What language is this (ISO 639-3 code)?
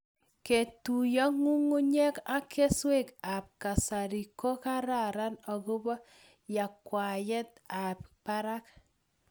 kln